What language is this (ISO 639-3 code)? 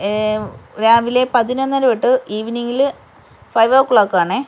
mal